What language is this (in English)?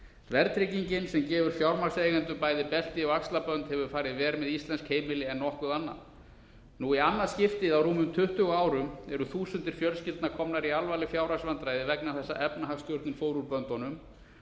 Icelandic